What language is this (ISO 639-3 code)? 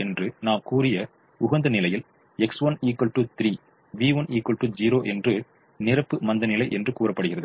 tam